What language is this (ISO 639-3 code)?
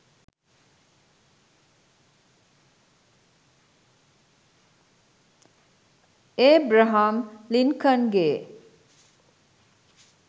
sin